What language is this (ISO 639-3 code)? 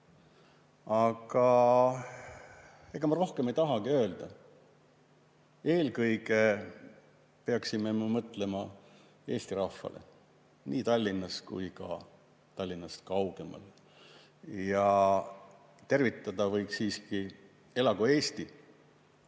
est